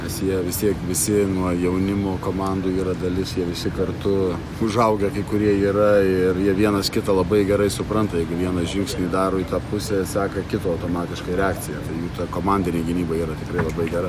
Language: Lithuanian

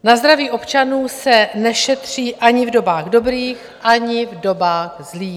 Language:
Czech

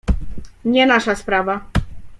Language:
Polish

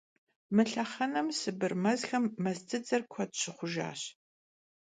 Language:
Kabardian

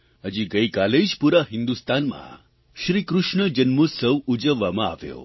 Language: Gujarati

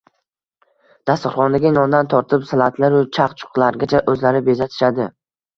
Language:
Uzbek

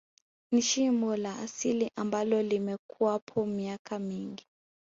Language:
Swahili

